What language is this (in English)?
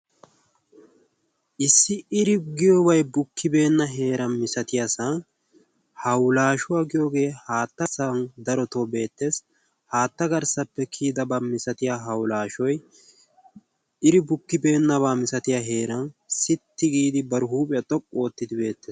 Wolaytta